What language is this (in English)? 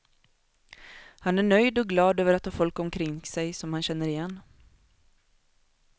Swedish